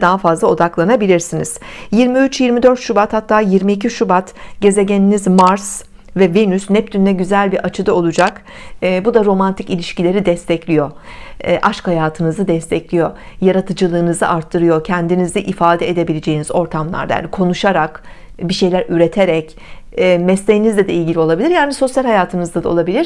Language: Turkish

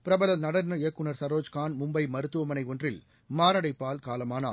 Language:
Tamil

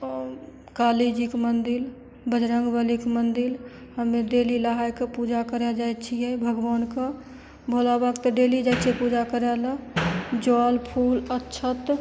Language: Maithili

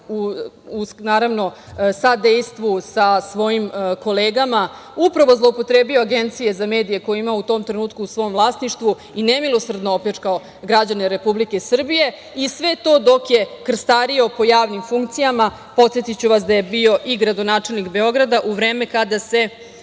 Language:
Serbian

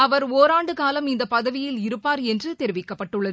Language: Tamil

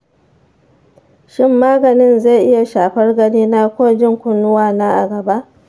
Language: Hausa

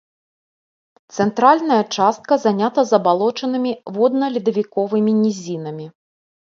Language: Belarusian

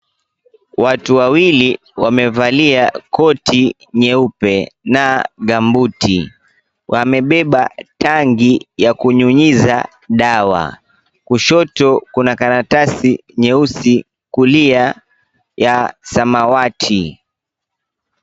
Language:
Swahili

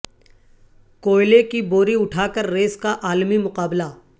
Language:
Urdu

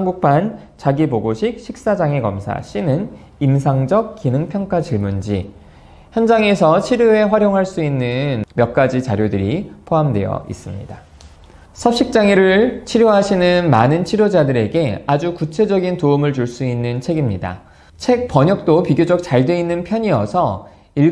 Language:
Korean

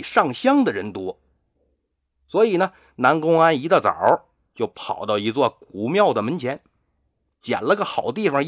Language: Chinese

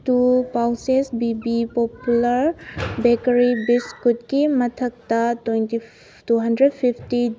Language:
Manipuri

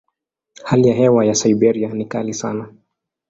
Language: Swahili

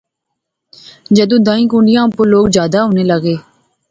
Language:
Pahari-Potwari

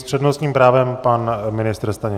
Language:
Czech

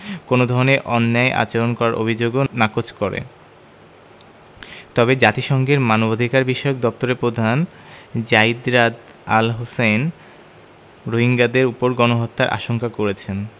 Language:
Bangla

